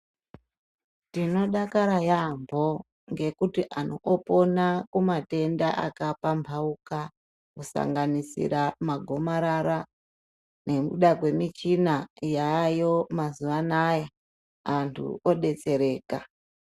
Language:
Ndau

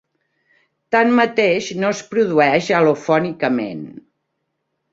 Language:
Catalan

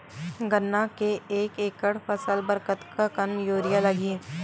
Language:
Chhattisgarhi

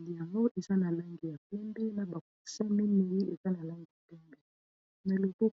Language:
Lingala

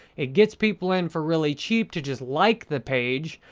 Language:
English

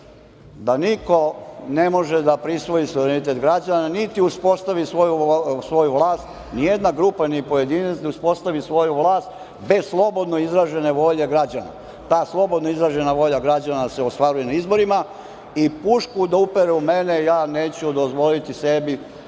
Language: Serbian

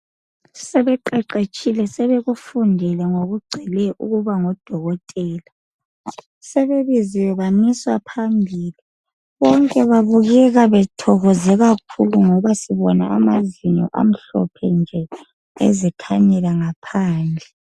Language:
North Ndebele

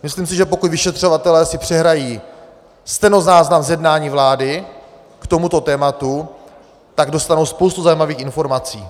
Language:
Czech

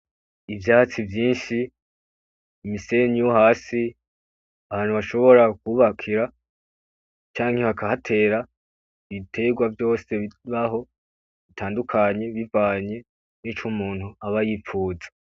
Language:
Rundi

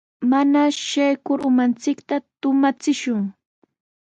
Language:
Sihuas Ancash Quechua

